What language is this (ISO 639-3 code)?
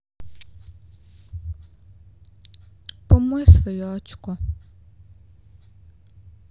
rus